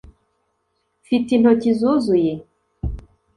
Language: Kinyarwanda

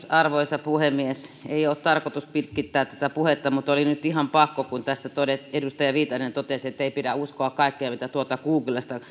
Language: Finnish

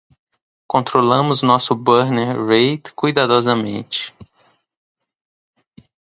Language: Portuguese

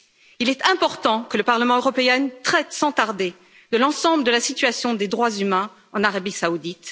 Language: French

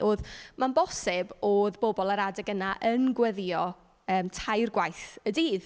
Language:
Welsh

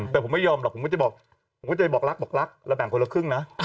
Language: Thai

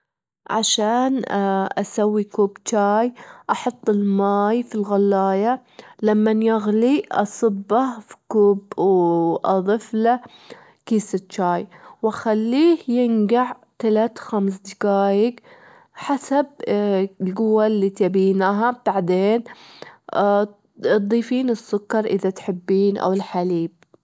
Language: Gulf Arabic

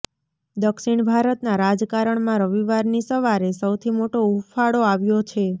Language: Gujarati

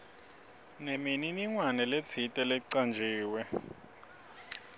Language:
Swati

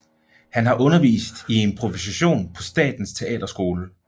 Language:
Danish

